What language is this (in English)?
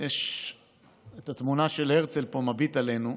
Hebrew